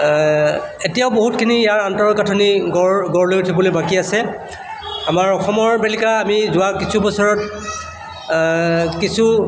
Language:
Assamese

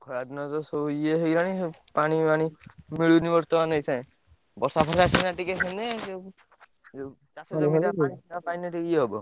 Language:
Odia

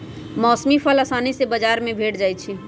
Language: Magahi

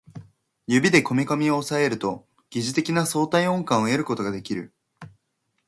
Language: Japanese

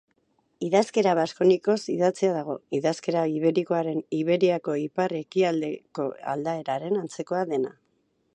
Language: Basque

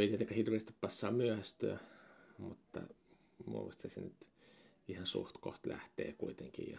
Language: Finnish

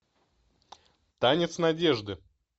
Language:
Russian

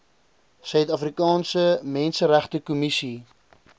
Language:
Afrikaans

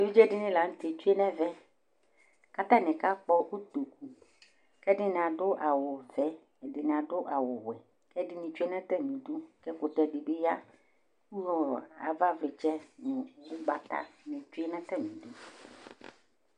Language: Ikposo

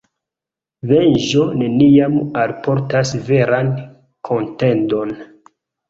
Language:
Esperanto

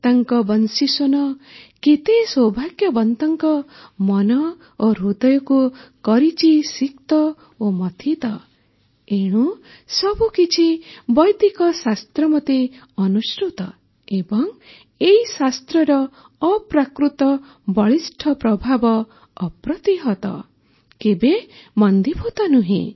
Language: Odia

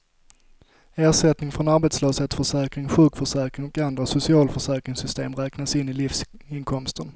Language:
Swedish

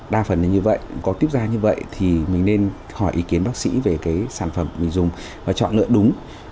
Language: Vietnamese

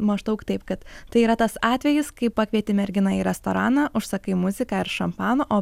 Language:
Lithuanian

